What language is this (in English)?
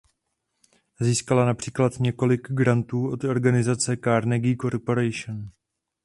Czech